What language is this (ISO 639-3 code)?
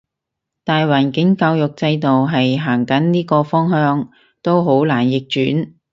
yue